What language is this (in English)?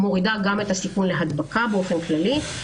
Hebrew